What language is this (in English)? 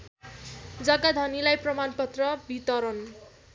Nepali